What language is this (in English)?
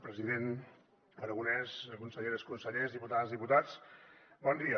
Catalan